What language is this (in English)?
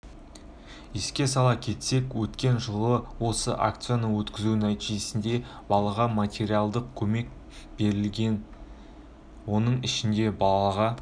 Kazakh